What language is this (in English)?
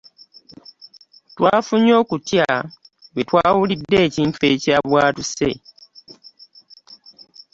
Ganda